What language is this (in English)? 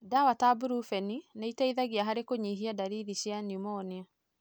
Kikuyu